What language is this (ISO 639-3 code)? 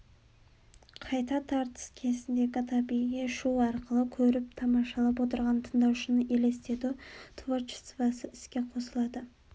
kaz